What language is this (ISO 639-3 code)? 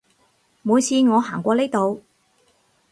yue